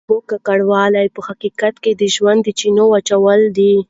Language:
Pashto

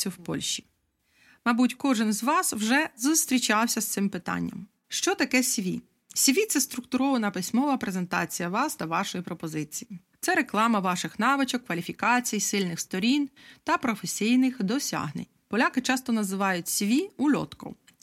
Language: Ukrainian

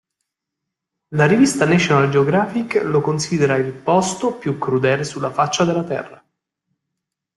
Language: Italian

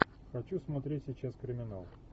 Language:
Russian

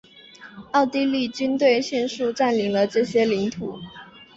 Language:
Chinese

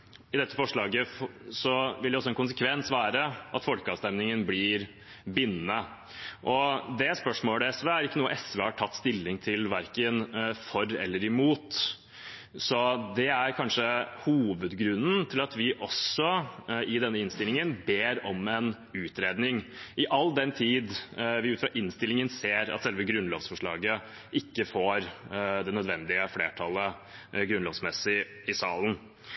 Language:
Norwegian Bokmål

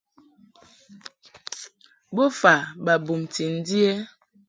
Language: Mungaka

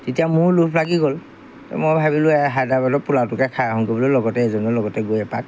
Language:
Assamese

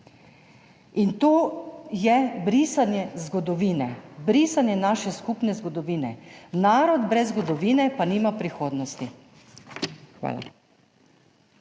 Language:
Slovenian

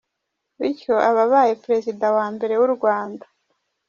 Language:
Kinyarwanda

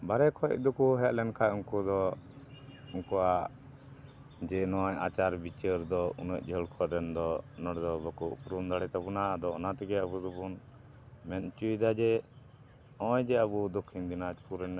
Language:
Santali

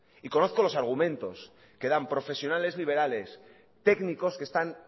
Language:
Spanish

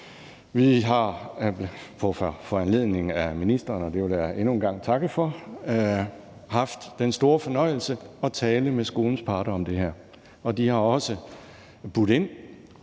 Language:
Danish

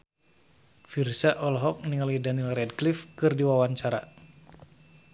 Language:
Sundanese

